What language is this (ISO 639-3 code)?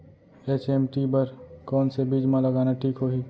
hne